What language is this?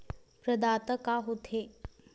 Chhattisgarhi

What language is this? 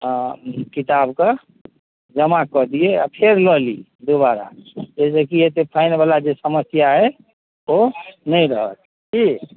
Maithili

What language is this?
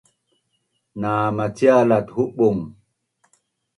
Bunun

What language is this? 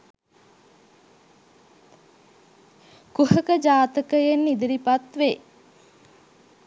Sinhala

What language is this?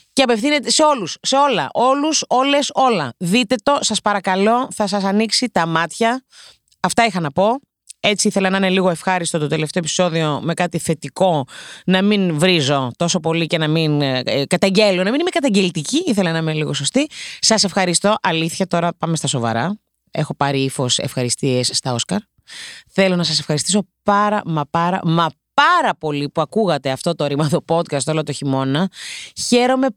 Greek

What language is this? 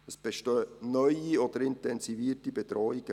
Swiss German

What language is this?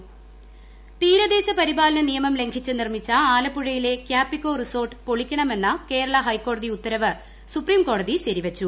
Malayalam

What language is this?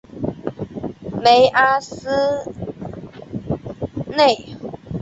Chinese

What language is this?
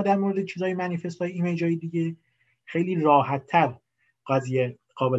Persian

